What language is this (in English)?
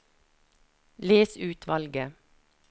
Norwegian